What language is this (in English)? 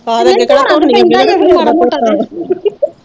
Punjabi